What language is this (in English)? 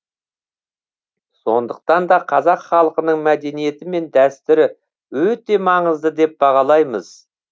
Kazakh